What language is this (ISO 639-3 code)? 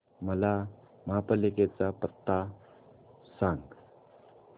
mar